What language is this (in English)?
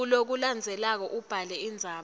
Swati